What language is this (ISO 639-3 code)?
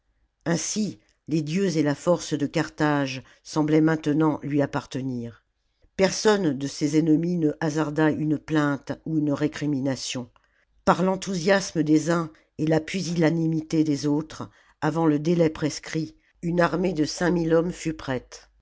fra